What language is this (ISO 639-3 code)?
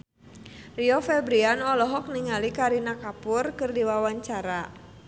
sun